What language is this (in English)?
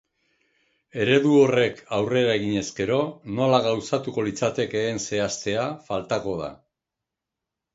Basque